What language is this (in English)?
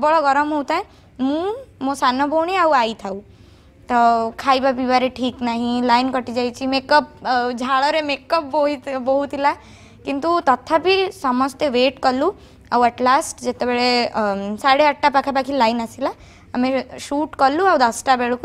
Hindi